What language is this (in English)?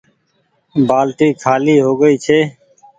Goaria